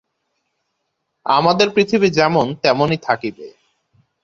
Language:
Bangla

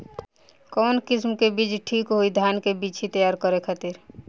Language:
Bhojpuri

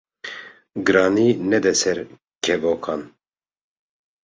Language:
Kurdish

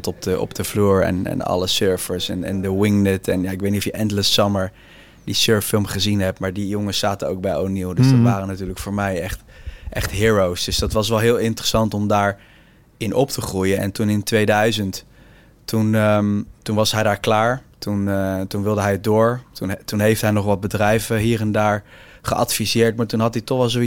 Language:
Dutch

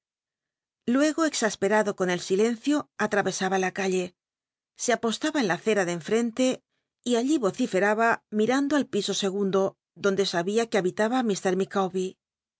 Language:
Spanish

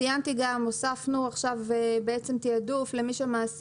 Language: Hebrew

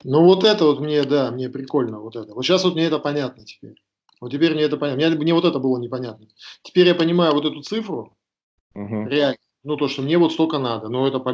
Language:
Russian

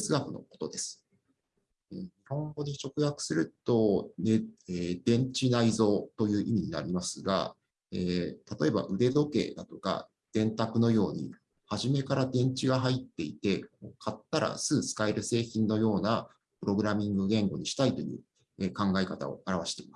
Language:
Japanese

